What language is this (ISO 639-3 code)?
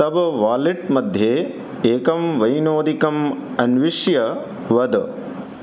san